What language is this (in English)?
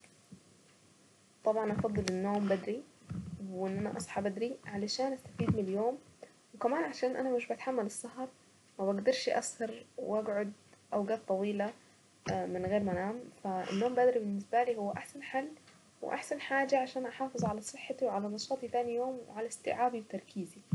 Saidi Arabic